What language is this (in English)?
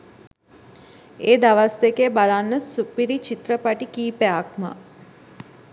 Sinhala